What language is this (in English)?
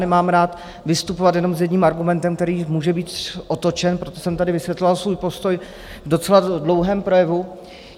Czech